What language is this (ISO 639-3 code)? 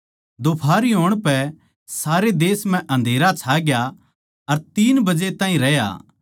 bgc